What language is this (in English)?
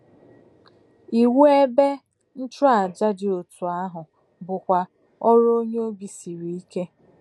Igbo